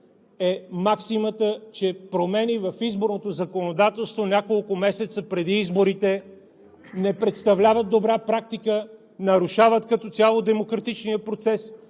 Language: Bulgarian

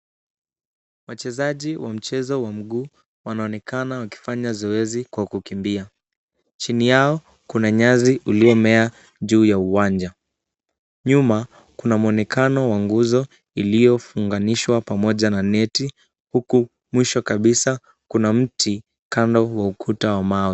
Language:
Swahili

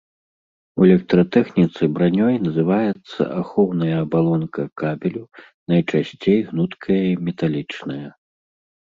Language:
Belarusian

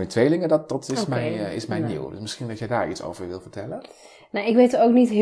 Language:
Dutch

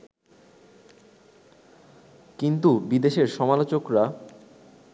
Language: Bangla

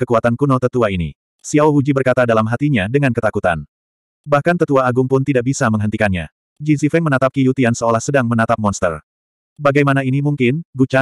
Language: Indonesian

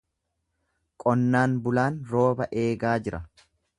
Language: Oromo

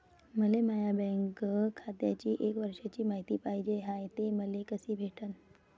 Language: Marathi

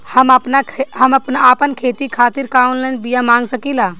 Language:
Bhojpuri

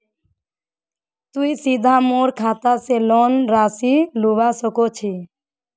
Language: Magahi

